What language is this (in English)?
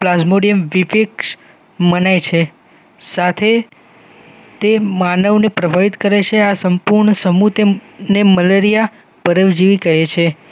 Gujarati